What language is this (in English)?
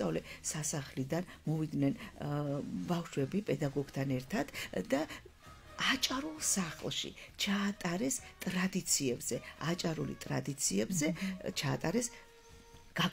Romanian